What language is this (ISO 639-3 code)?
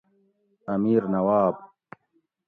gwc